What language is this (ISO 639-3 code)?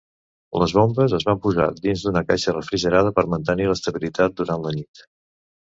cat